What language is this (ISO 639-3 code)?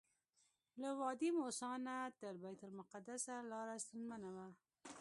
pus